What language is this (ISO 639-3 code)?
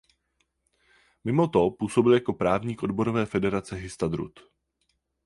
ces